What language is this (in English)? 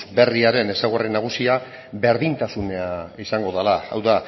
Basque